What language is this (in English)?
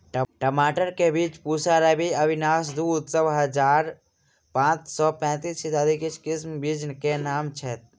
Maithili